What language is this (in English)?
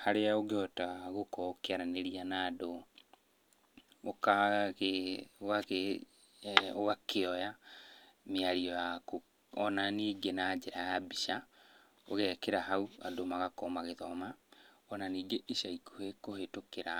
Kikuyu